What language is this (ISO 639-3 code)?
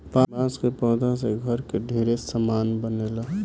bho